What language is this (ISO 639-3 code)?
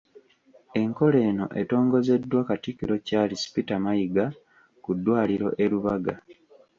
lug